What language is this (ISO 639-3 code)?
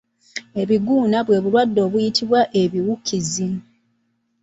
lug